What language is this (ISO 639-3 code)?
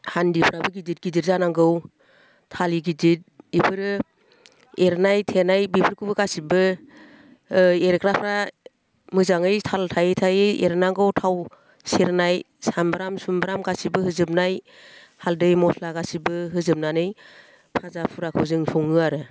brx